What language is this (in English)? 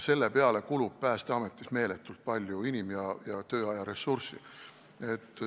Estonian